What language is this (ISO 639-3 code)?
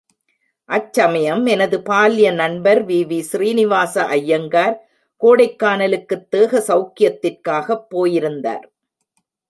tam